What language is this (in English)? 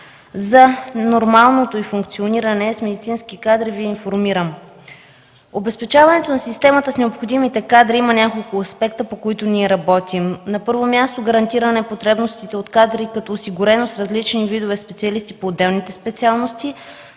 Bulgarian